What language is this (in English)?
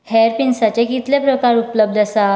Konkani